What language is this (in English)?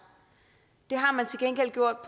Danish